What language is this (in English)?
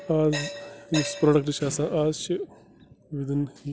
Kashmiri